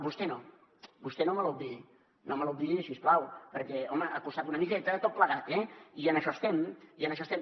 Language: Catalan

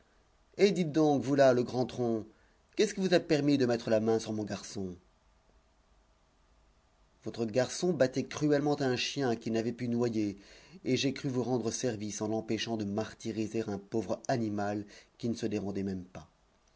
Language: French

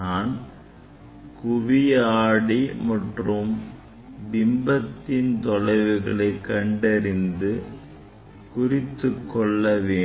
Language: Tamil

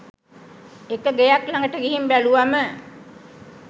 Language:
Sinhala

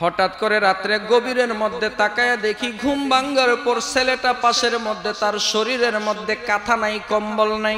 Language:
Arabic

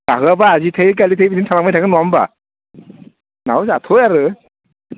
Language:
Bodo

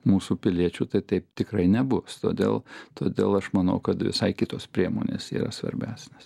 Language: Lithuanian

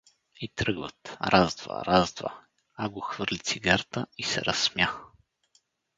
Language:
Bulgarian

